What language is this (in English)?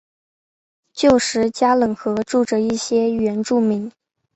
Chinese